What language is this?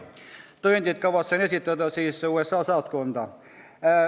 Estonian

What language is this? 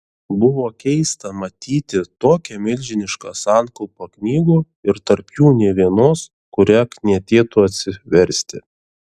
Lithuanian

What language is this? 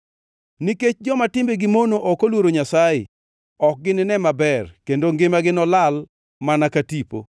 Luo (Kenya and Tanzania)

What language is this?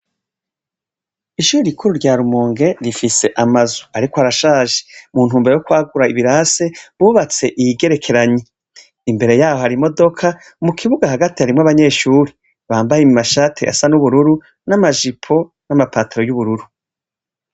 Rundi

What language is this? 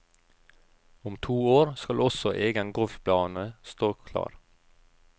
Norwegian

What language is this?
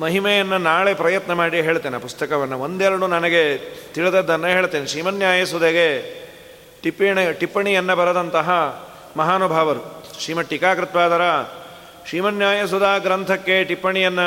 Kannada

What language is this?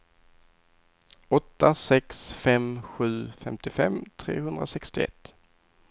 Swedish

